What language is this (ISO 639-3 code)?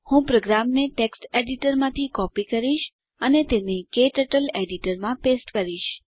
guj